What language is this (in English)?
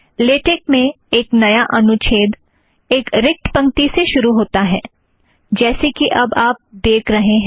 Hindi